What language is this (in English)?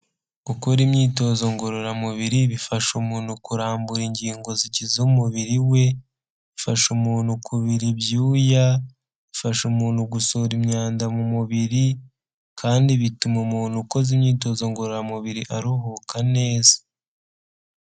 Kinyarwanda